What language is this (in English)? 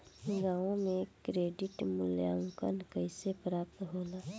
Bhojpuri